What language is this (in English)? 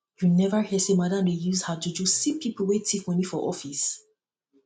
Nigerian Pidgin